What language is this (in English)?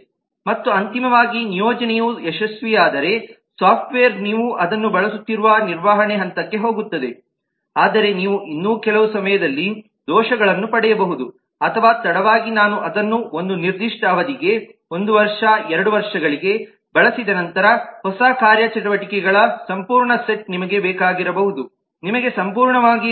Kannada